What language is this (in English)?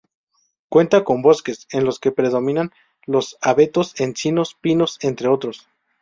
Spanish